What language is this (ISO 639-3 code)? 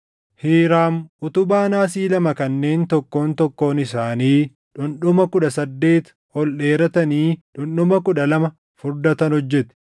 orm